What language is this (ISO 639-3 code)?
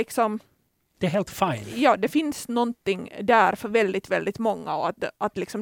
swe